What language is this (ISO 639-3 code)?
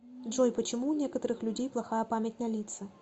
rus